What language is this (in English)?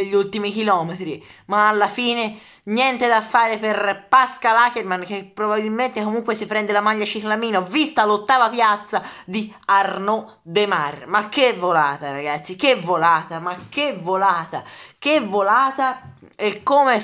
Italian